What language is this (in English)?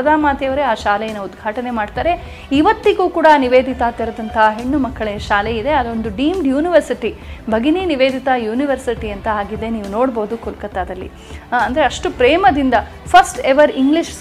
Kannada